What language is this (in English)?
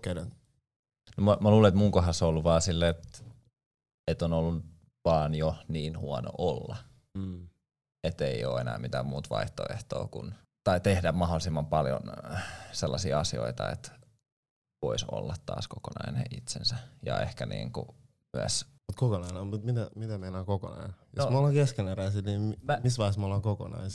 Finnish